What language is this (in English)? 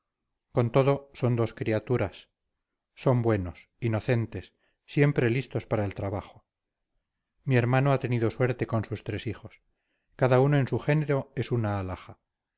Spanish